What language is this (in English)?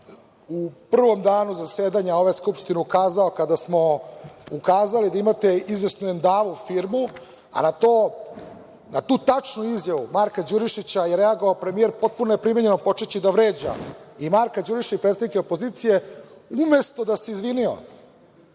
Serbian